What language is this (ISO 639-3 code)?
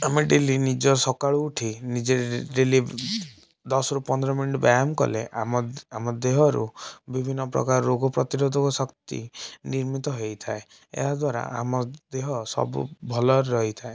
ori